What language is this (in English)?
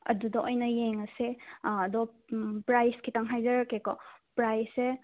Manipuri